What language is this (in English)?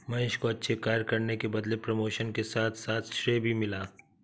Hindi